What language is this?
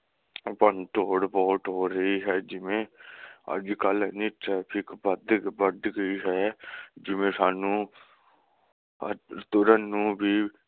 Punjabi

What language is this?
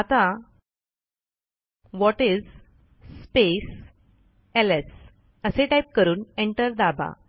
Marathi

